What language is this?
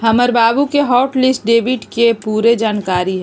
Magahi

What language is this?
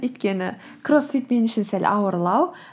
Kazakh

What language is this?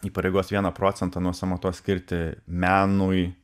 Lithuanian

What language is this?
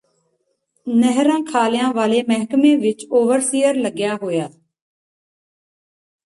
Punjabi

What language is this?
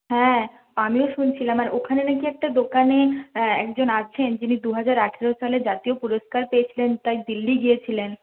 Bangla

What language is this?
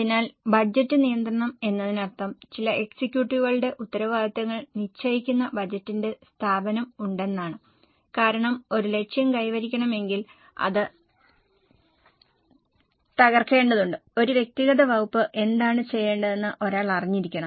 Malayalam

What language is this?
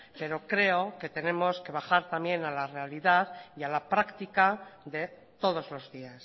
Spanish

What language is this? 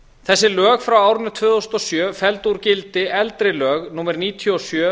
Icelandic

